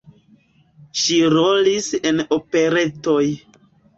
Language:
Esperanto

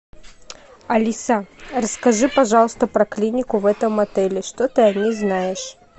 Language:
Russian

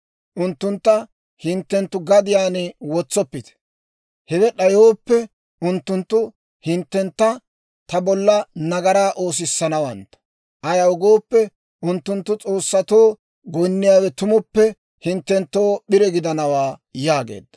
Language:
Dawro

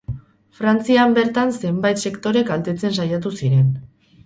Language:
Basque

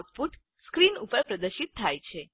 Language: Gujarati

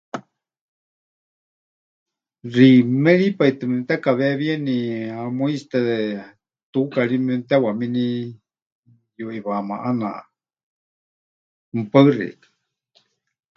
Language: Huichol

